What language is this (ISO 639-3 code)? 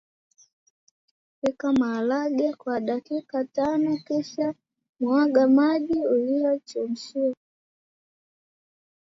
swa